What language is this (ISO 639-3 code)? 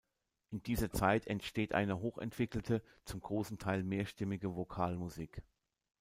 deu